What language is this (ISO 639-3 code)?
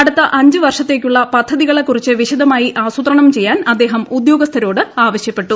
mal